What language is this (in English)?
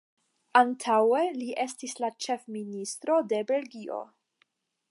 Esperanto